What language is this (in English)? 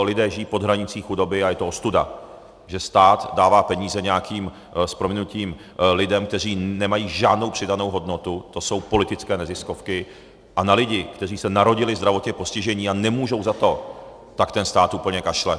Czech